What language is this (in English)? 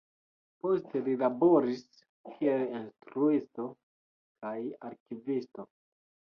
Esperanto